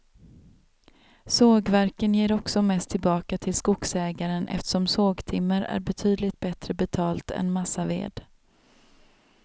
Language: Swedish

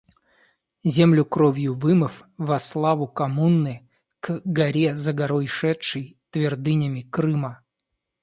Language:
Russian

